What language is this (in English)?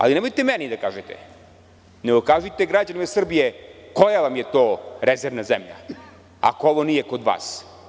Serbian